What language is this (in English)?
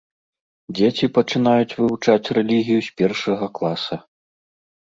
Belarusian